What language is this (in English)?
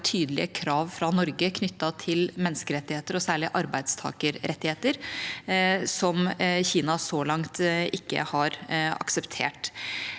Norwegian